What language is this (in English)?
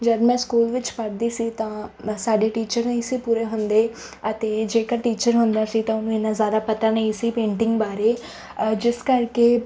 Punjabi